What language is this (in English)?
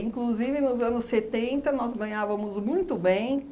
Portuguese